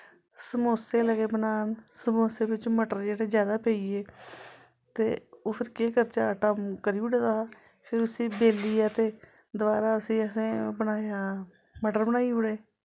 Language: Dogri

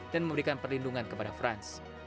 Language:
Indonesian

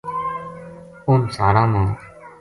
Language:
Gujari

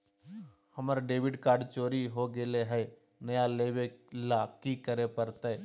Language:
Magahi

